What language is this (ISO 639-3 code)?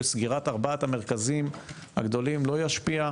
heb